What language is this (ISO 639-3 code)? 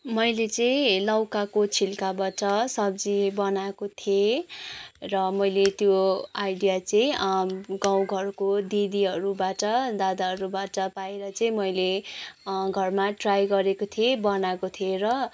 nep